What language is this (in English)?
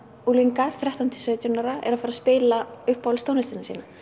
Icelandic